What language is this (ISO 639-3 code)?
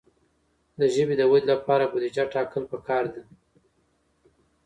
pus